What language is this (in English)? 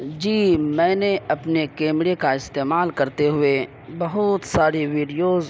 Urdu